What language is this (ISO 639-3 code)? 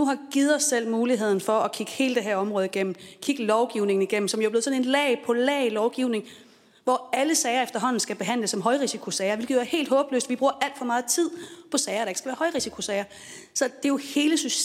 dan